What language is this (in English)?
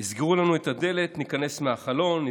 Hebrew